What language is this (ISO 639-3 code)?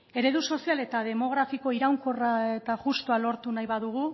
eus